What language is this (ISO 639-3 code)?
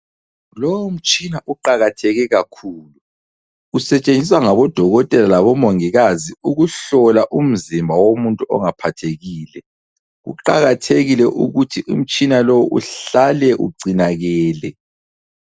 nde